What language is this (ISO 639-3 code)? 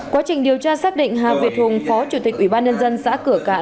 vie